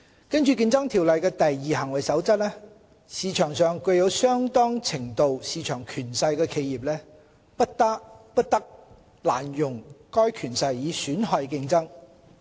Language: Cantonese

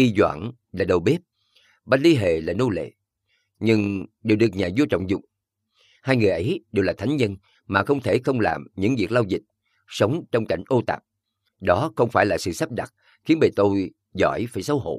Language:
Vietnamese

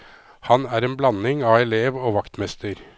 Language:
Norwegian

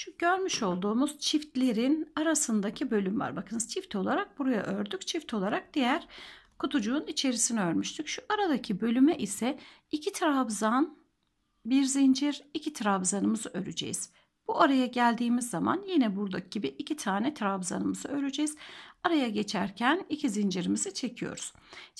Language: Turkish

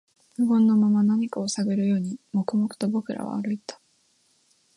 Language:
Japanese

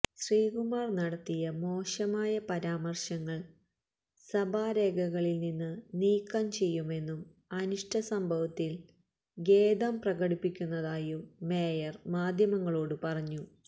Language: Malayalam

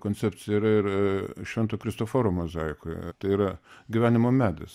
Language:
Lithuanian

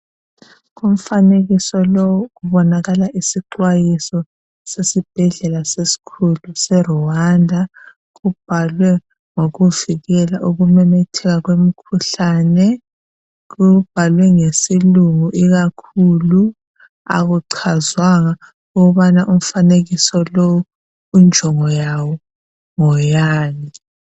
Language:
North Ndebele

